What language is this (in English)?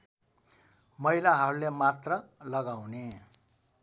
Nepali